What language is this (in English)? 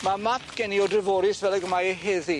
Welsh